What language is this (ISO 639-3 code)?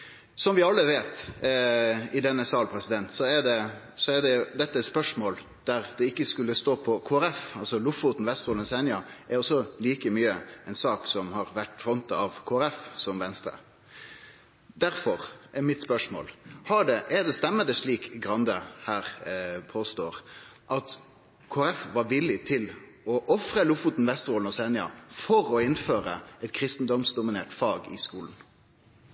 nno